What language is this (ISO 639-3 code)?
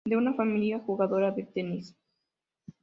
spa